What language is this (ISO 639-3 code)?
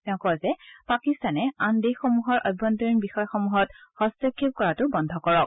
asm